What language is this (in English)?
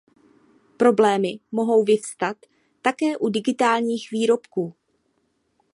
Czech